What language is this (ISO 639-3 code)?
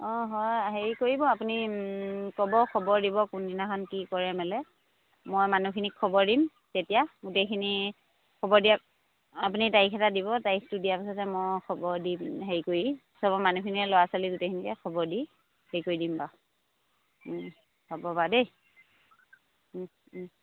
asm